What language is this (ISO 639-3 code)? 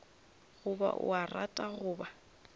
nso